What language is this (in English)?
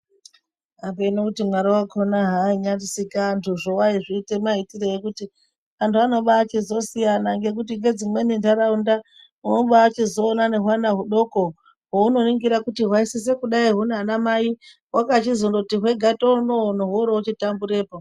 Ndau